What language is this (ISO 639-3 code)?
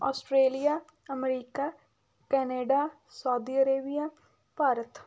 pan